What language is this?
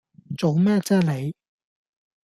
Cantonese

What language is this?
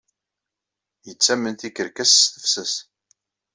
Kabyle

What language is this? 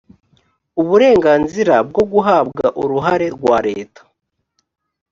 Kinyarwanda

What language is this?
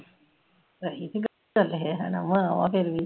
Punjabi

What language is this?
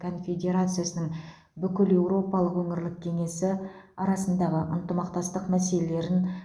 Kazakh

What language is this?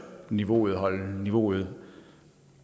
Danish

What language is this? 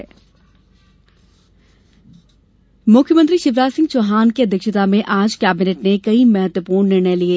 Hindi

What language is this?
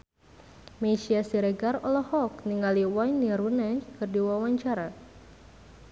Sundanese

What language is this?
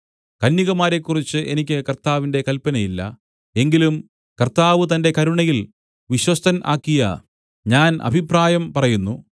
Malayalam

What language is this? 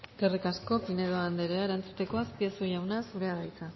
Basque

